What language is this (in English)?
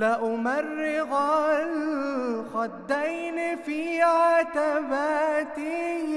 Arabic